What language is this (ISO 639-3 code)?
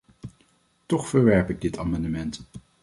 nld